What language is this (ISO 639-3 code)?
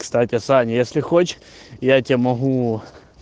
rus